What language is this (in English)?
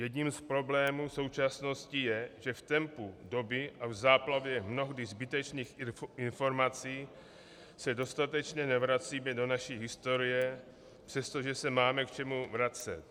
Czech